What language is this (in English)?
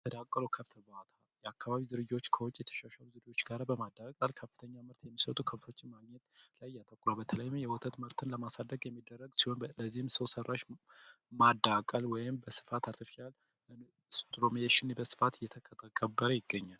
Amharic